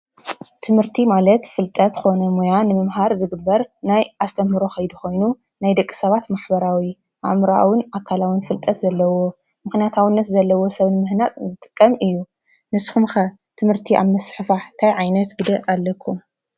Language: Tigrinya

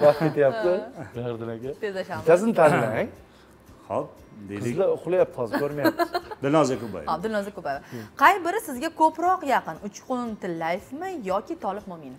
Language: Turkish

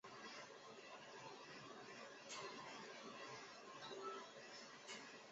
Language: Chinese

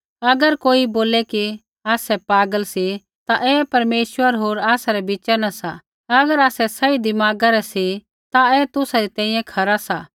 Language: Kullu Pahari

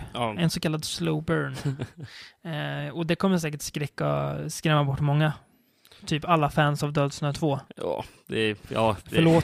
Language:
Swedish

